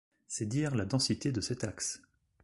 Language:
French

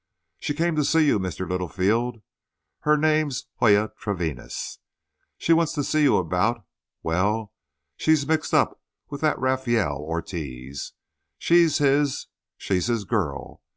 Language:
English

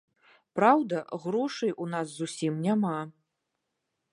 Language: Belarusian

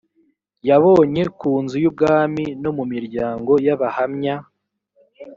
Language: Kinyarwanda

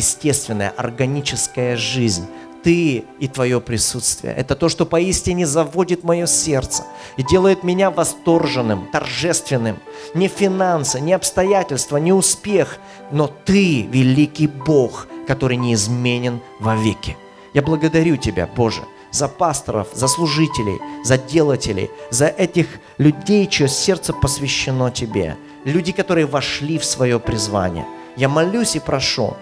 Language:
Russian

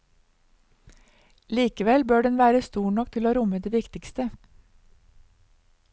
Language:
Norwegian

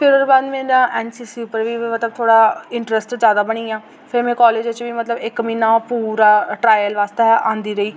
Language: Dogri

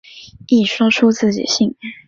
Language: Chinese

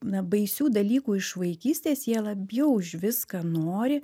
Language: Lithuanian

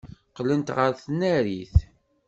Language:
Kabyle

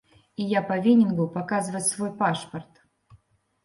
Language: Belarusian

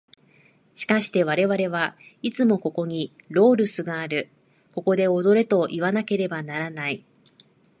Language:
Japanese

